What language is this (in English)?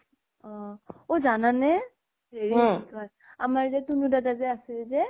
Assamese